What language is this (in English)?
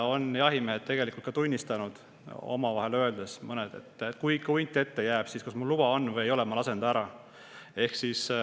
Estonian